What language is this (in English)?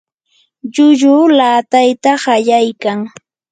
Yanahuanca Pasco Quechua